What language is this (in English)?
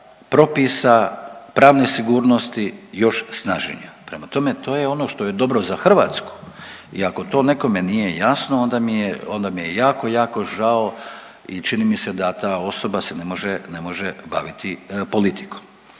Croatian